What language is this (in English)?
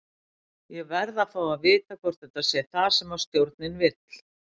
Icelandic